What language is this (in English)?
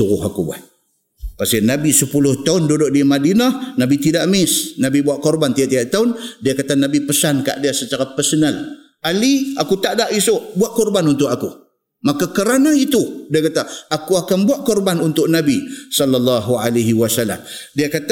Malay